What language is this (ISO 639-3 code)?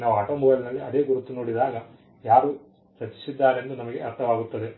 kan